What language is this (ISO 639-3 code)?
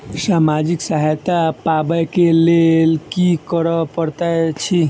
mai